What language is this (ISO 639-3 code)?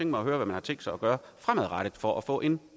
dan